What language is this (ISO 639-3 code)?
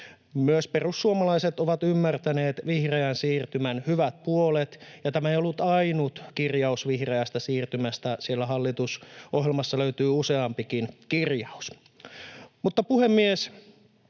fin